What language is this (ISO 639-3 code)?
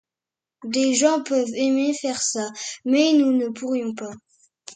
fra